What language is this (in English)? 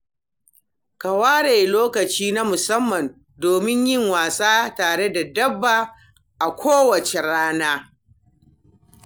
Hausa